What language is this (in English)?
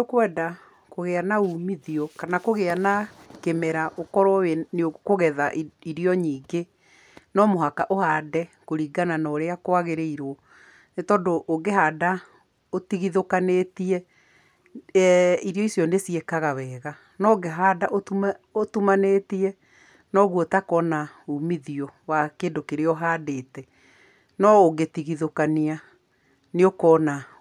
Kikuyu